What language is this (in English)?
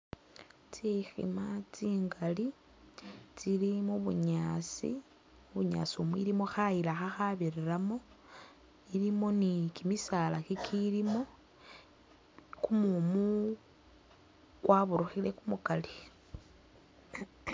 Masaaba